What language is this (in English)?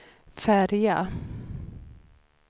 Swedish